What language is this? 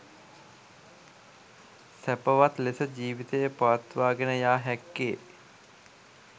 Sinhala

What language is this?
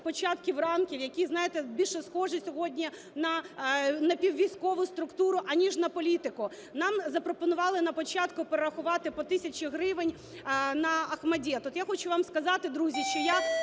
Ukrainian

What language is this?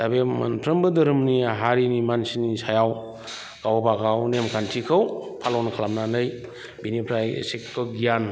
Bodo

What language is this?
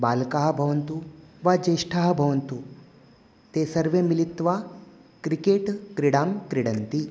Sanskrit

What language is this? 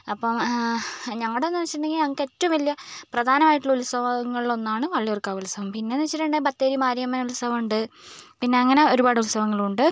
Malayalam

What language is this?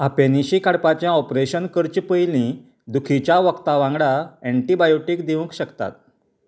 Konkani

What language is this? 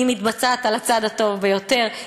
Hebrew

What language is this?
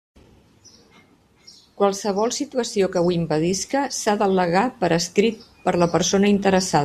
Catalan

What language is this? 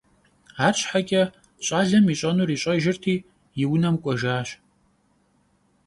Kabardian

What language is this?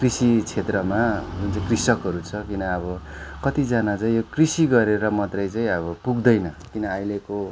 Nepali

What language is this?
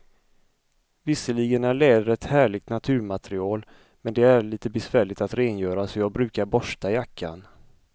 Swedish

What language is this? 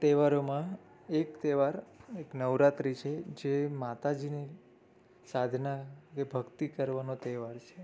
Gujarati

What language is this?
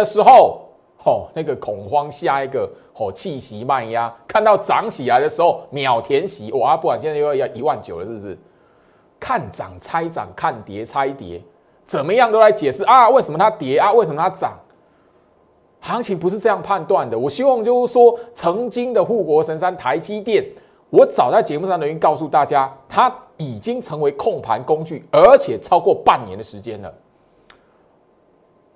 Chinese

